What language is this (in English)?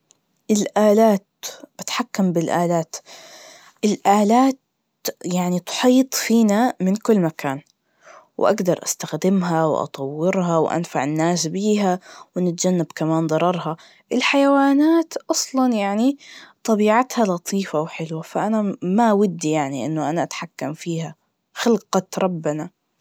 Najdi Arabic